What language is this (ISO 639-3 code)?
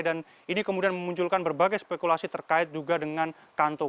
ind